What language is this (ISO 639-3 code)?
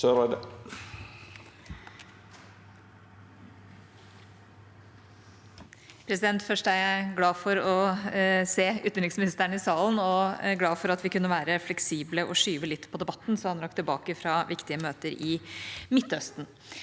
nor